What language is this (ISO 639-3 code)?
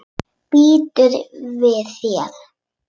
isl